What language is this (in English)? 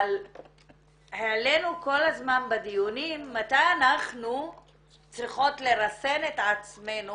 Hebrew